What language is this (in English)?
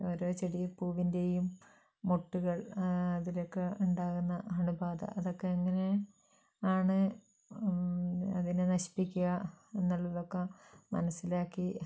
Malayalam